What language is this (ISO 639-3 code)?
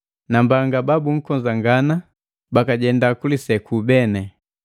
mgv